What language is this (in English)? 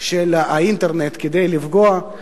Hebrew